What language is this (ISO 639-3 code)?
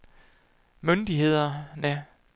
dan